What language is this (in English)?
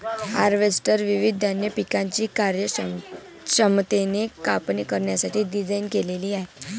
Marathi